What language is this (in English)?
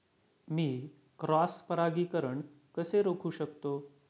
Marathi